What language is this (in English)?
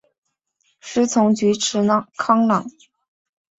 Chinese